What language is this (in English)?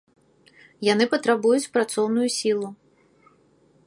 Belarusian